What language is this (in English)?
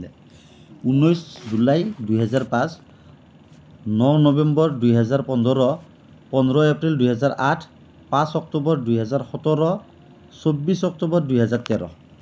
Assamese